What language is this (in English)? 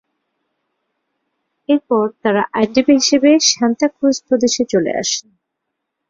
Bangla